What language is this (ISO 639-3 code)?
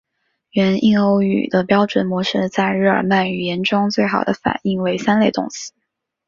zho